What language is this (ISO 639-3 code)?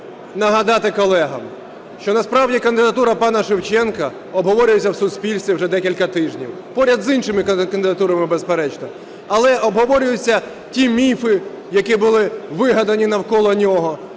ukr